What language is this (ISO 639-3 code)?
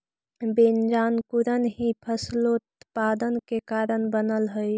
mag